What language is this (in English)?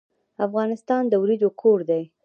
Pashto